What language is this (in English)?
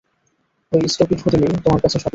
Bangla